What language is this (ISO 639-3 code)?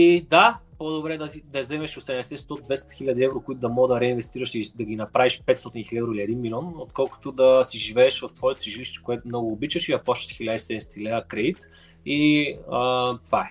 bul